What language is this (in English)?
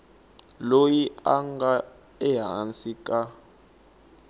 Tsonga